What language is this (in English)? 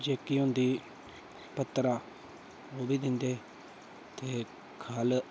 Dogri